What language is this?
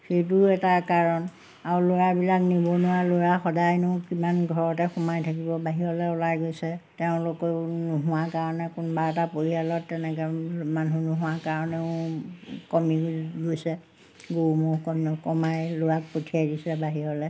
Assamese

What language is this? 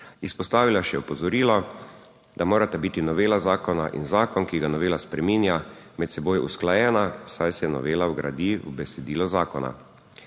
Slovenian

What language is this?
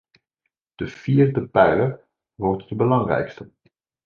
Dutch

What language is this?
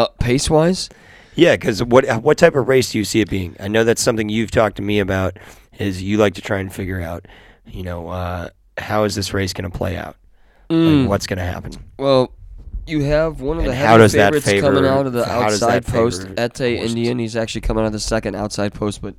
English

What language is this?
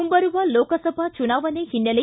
Kannada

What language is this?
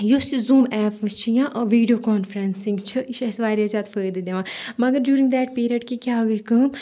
Kashmiri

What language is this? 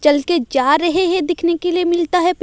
Hindi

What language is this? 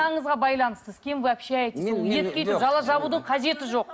Kazakh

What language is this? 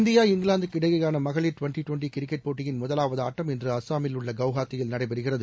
Tamil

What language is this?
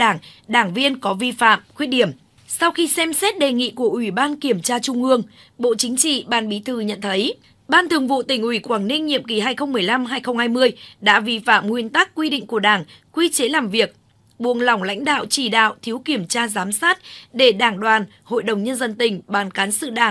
Vietnamese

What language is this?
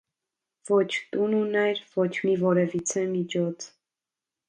Armenian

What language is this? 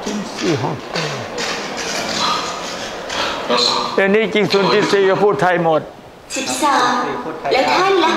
Thai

